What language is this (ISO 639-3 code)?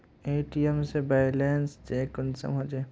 mag